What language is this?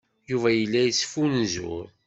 Kabyle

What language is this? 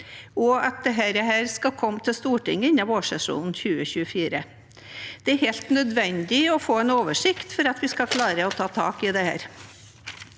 Norwegian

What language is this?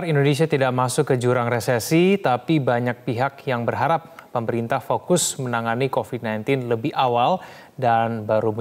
Indonesian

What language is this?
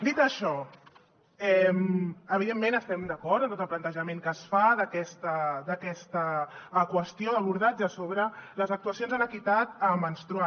Catalan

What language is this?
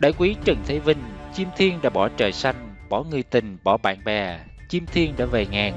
Vietnamese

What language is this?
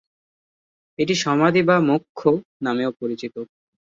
Bangla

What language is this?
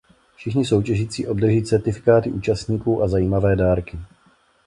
Czech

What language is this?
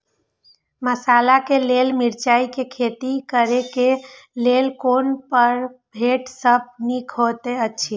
Maithili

